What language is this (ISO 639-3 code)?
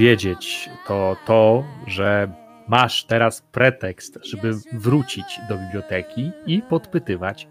pol